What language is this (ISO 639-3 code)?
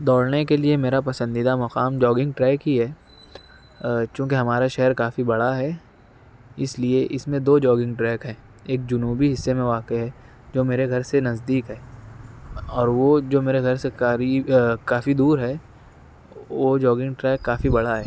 urd